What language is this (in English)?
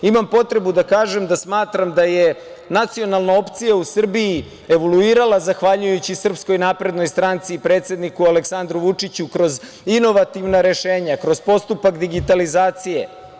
Serbian